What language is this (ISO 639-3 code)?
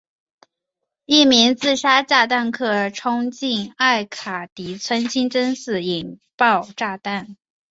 zho